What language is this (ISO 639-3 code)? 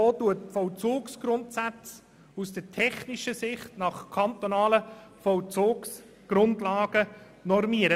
gsw